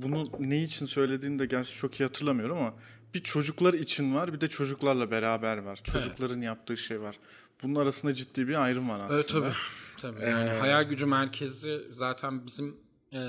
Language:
Turkish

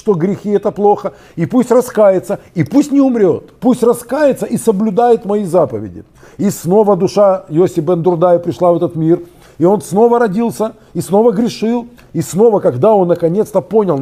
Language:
Russian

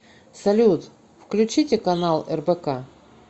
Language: Russian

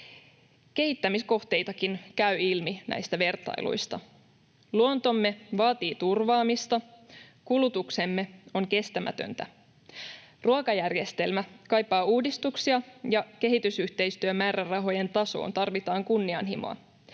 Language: Finnish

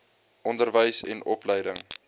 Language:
Afrikaans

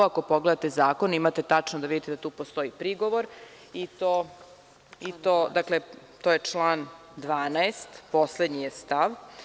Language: Serbian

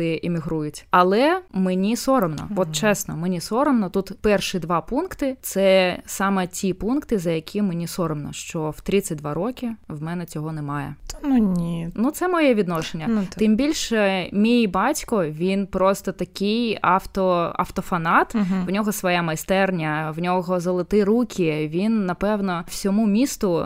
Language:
Ukrainian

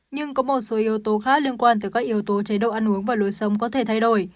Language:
Vietnamese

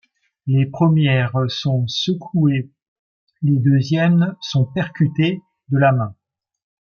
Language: French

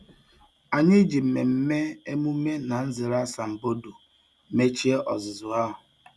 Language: Igbo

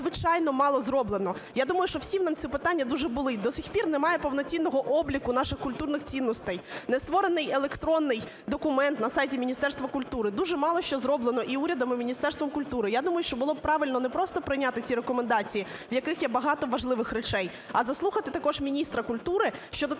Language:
Ukrainian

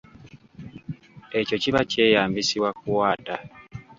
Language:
Ganda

